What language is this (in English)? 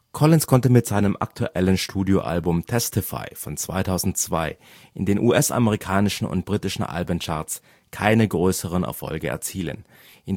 German